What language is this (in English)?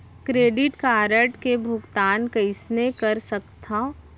Chhattisgarhi